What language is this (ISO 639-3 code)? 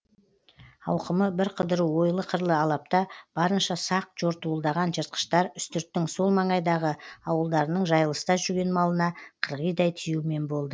kaz